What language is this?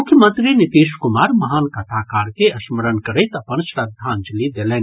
Maithili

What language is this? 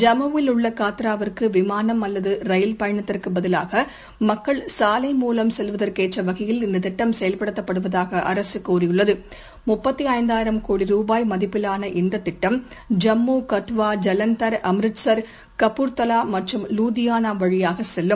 Tamil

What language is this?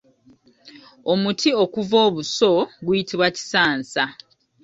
Ganda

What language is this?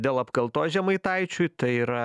Lithuanian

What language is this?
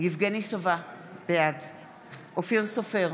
Hebrew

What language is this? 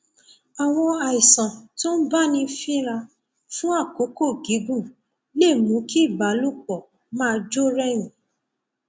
Yoruba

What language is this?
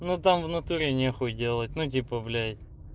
Russian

